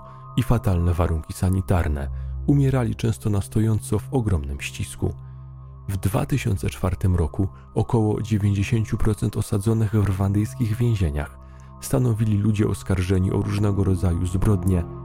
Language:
Polish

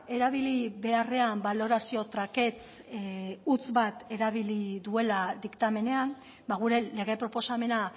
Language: Basque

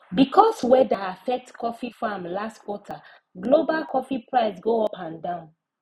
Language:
Nigerian Pidgin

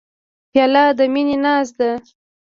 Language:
Pashto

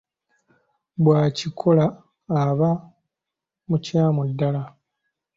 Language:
Ganda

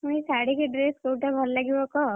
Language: Odia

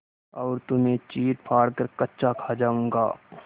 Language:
Hindi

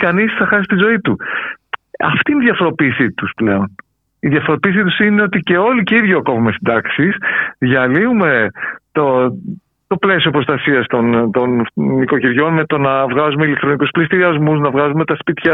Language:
Greek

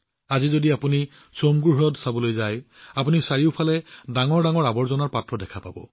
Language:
Assamese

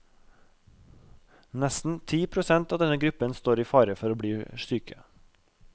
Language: Norwegian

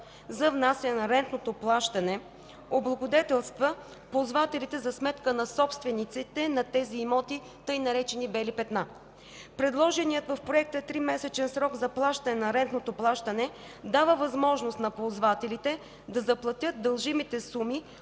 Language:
Bulgarian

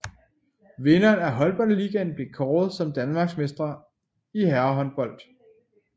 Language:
Danish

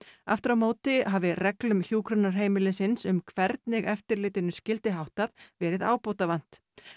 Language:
Icelandic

